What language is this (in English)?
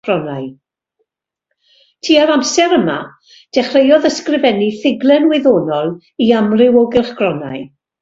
Welsh